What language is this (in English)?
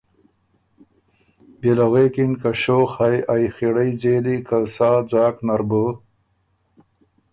Ormuri